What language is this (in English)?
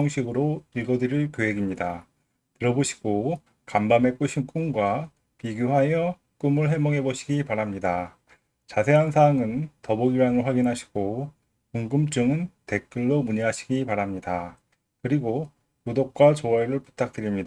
Korean